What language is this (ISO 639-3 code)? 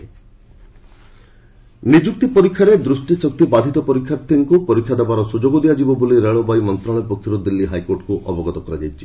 ori